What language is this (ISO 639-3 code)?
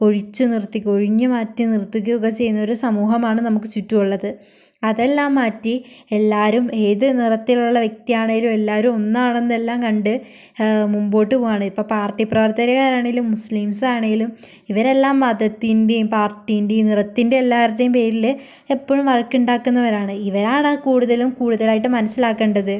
mal